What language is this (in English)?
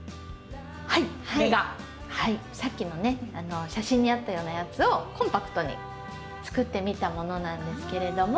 Japanese